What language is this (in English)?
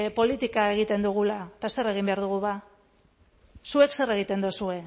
Basque